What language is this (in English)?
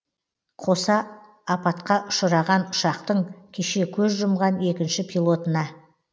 Kazakh